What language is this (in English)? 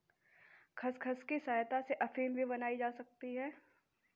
Hindi